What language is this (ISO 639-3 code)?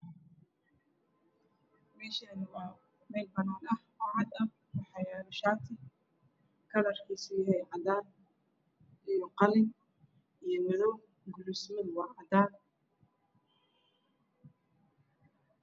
som